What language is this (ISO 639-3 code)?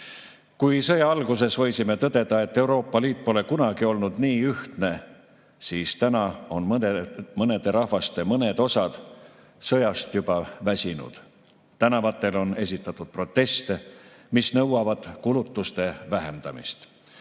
est